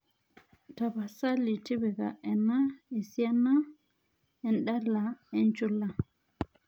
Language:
Masai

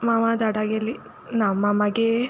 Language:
Konkani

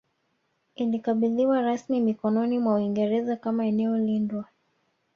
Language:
Swahili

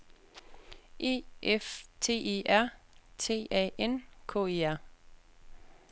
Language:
Danish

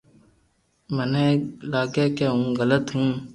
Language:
Loarki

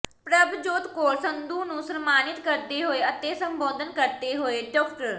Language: Punjabi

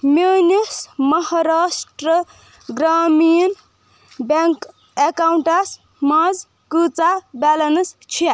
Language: Kashmiri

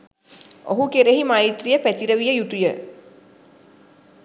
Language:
Sinhala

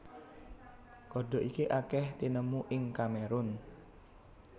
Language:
Javanese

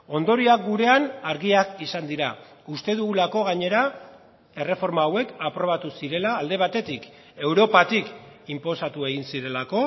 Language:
Basque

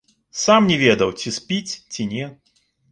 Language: Belarusian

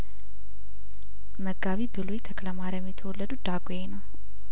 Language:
Amharic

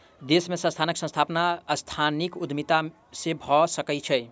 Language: Maithili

